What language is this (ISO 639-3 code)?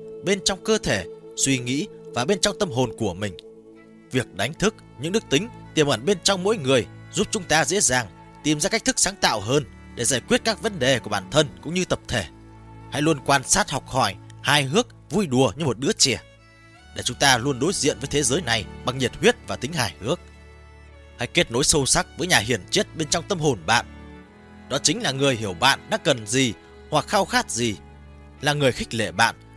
vie